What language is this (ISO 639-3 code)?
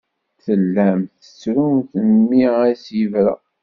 kab